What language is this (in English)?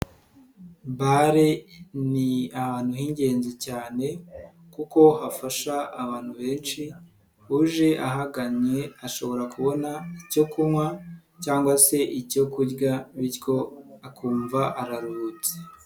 Kinyarwanda